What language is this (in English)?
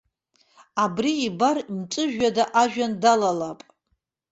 Abkhazian